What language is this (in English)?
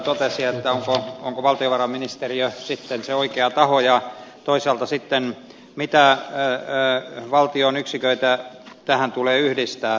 Finnish